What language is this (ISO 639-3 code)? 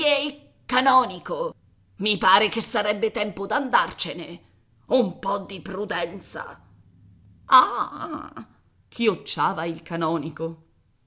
ita